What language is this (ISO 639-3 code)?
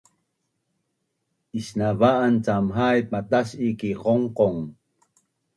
bnn